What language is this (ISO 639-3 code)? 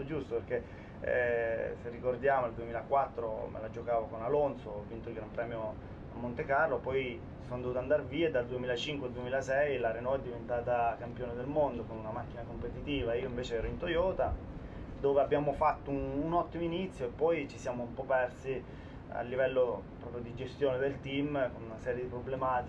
ita